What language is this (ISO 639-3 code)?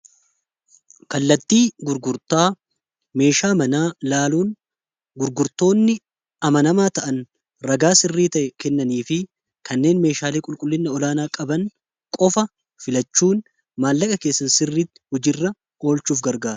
orm